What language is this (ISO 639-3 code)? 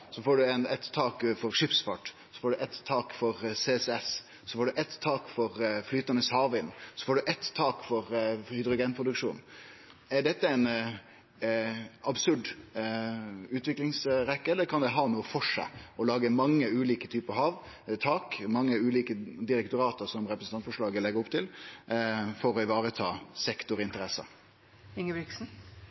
nno